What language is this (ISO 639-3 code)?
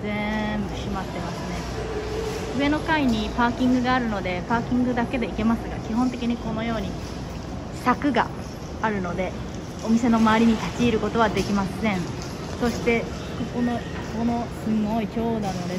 jpn